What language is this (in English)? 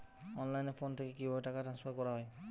Bangla